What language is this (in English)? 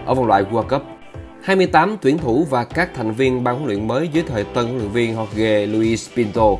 Vietnamese